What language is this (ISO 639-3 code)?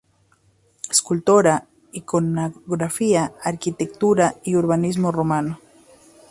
spa